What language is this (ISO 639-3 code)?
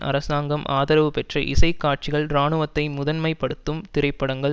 tam